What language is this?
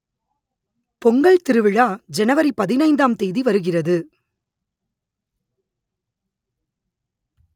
Tamil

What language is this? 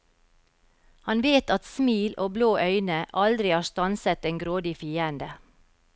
Norwegian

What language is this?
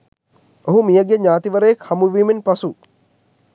Sinhala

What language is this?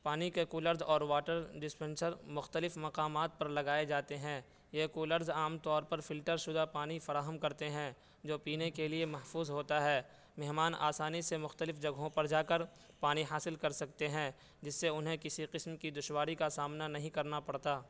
Urdu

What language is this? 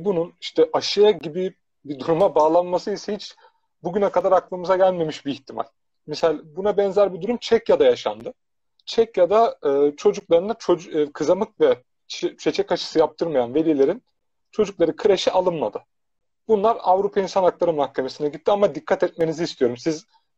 Turkish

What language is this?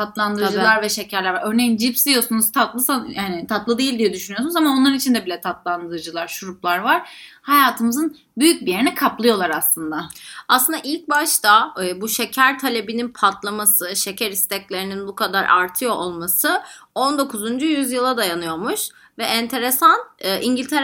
Turkish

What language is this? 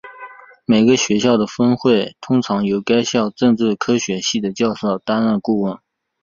Chinese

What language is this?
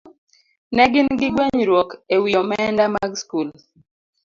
Luo (Kenya and Tanzania)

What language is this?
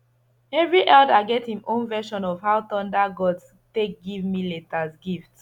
Nigerian Pidgin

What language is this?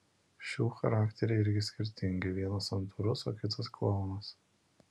Lithuanian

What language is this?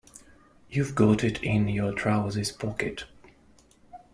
English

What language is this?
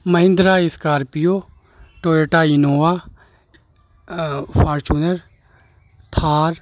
Urdu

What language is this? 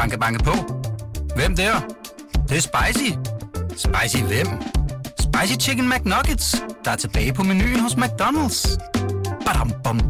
Danish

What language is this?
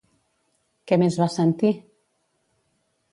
Catalan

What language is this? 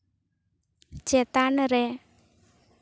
Santali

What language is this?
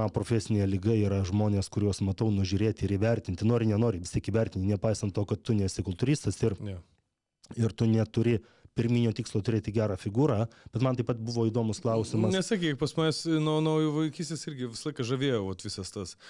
Lithuanian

